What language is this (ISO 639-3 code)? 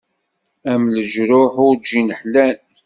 kab